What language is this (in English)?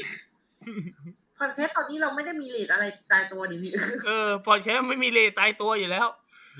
Thai